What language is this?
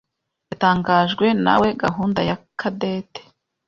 Kinyarwanda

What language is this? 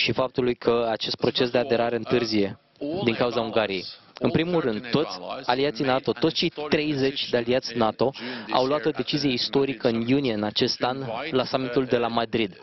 Romanian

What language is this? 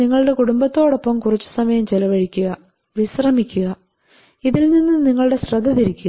Malayalam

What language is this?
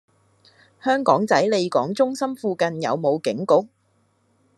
Cantonese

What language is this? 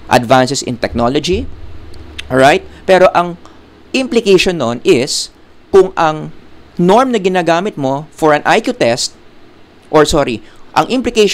Filipino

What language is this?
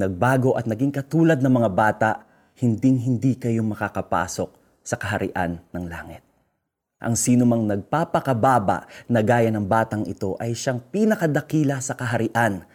Filipino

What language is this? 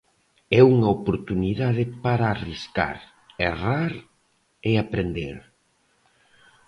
Galician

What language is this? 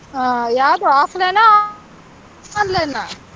Kannada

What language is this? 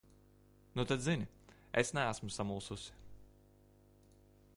Latvian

